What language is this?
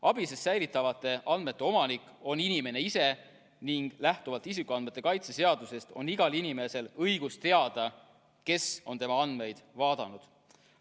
Estonian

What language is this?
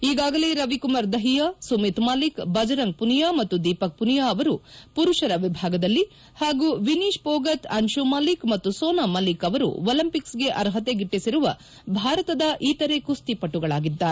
Kannada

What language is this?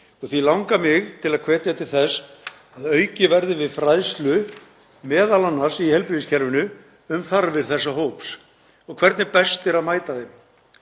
Icelandic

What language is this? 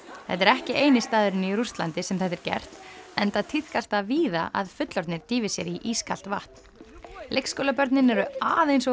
Icelandic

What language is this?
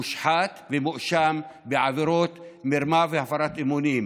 Hebrew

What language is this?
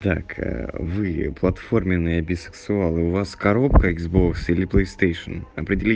Russian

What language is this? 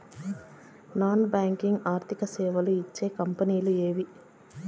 Telugu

